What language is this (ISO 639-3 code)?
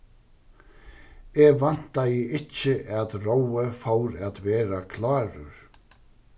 fao